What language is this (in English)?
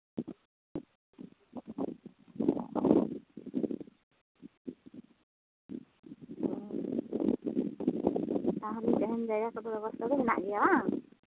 Santali